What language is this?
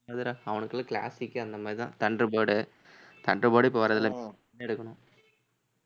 Tamil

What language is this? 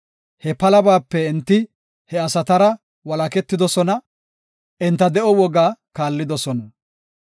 Gofa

